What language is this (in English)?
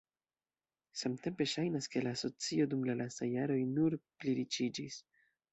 Esperanto